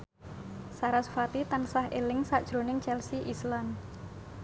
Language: Javanese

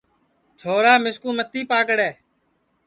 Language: Sansi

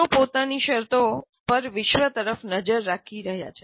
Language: Gujarati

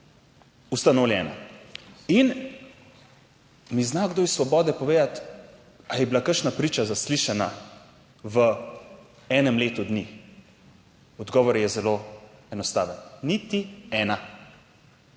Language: Slovenian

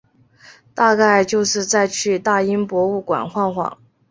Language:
Chinese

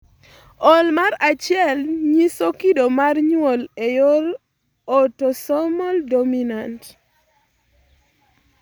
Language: Luo (Kenya and Tanzania)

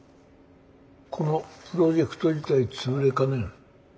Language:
Japanese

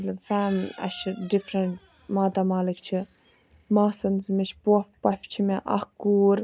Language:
Kashmiri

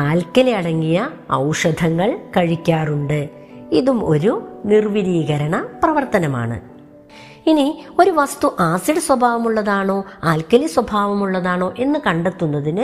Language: Malayalam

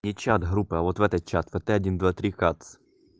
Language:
Russian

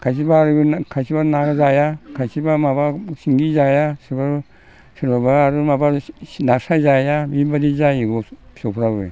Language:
Bodo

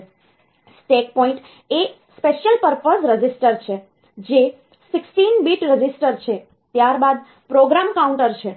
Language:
Gujarati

